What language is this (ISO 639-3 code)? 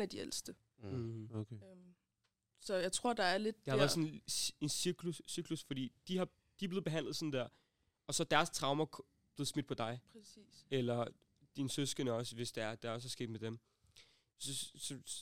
dan